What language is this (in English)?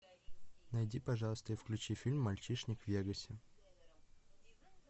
Russian